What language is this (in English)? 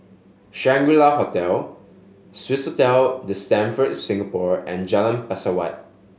English